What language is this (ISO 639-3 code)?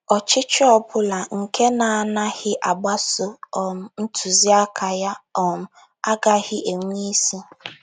ibo